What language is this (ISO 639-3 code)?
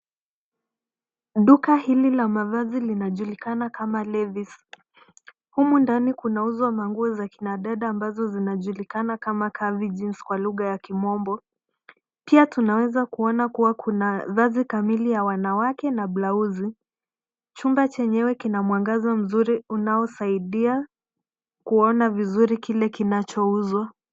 swa